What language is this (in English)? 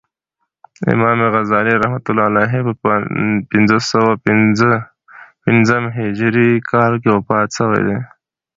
Pashto